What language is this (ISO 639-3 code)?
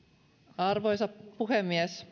fin